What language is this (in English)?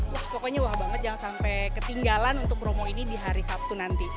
Indonesian